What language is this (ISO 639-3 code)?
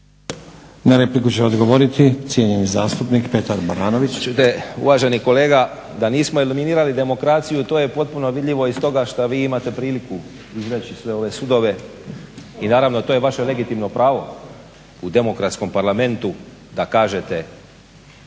hrv